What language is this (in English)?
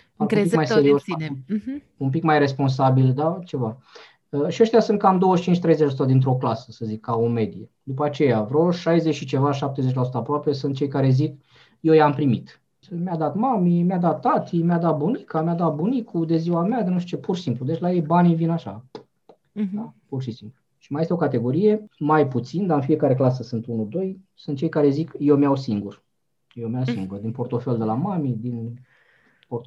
Romanian